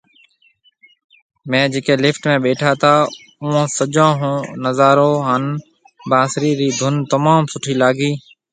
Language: Marwari (Pakistan)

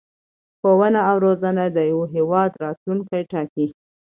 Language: Pashto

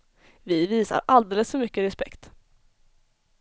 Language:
Swedish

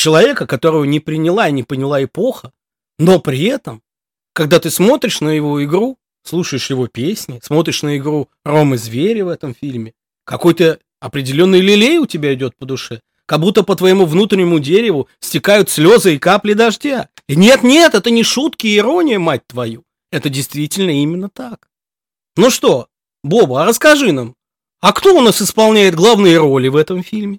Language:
Russian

